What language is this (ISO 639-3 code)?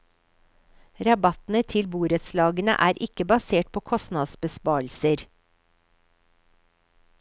nor